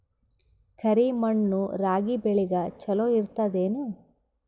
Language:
Kannada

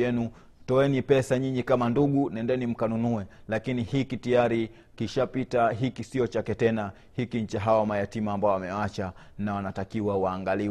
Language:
Swahili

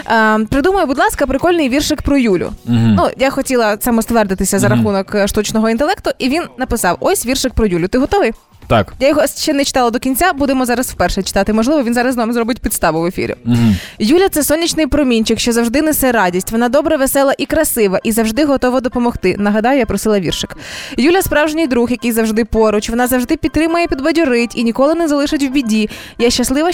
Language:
Ukrainian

